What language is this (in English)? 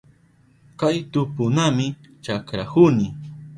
Southern Pastaza Quechua